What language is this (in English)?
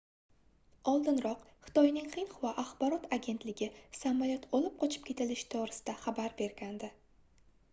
Uzbek